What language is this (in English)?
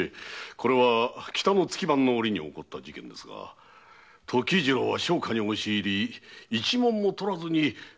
Japanese